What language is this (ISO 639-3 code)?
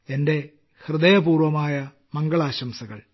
mal